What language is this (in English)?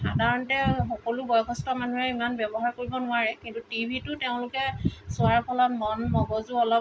Assamese